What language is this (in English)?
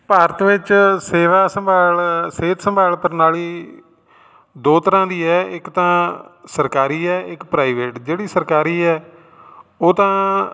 Punjabi